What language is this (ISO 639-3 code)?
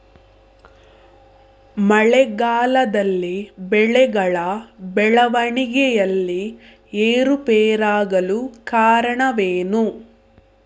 kan